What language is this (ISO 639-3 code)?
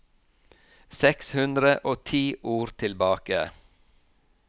nor